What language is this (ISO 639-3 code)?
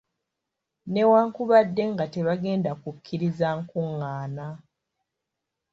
lug